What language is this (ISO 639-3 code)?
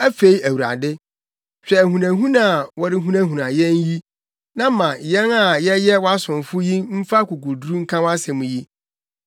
aka